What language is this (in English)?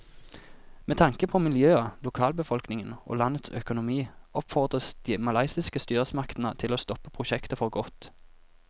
Norwegian